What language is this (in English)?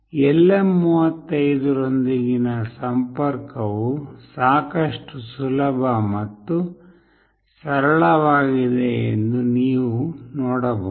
Kannada